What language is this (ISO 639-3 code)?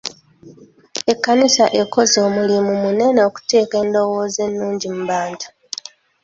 lug